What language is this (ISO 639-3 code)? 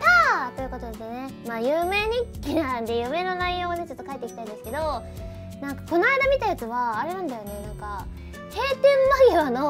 jpn